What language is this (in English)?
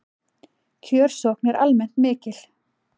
Icelandic